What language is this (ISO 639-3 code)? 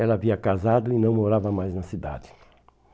por